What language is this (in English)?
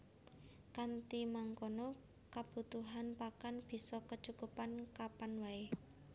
Javanese